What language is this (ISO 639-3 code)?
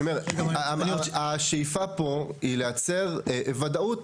heb